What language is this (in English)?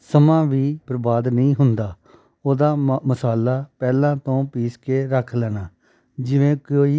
Punjabi